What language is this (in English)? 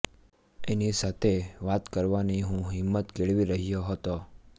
Gujarati